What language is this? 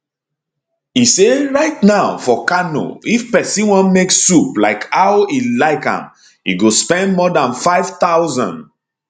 Nigerian Pidgin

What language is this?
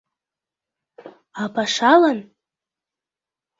Mari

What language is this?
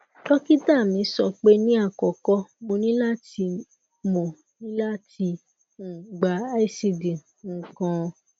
Yoruba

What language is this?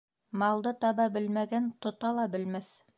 Bashkir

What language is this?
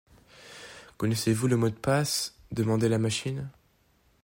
French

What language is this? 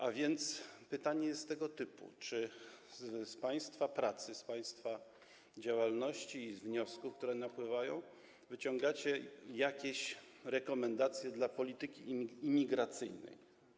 Polish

